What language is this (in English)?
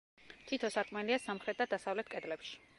Georgian